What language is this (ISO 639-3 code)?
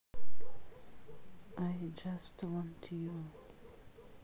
rus